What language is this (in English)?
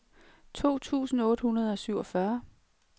Danish